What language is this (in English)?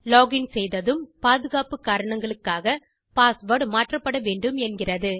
Tamil